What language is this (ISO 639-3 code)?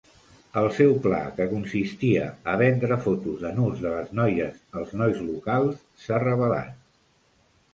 cat